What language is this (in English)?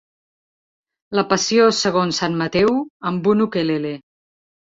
Catalan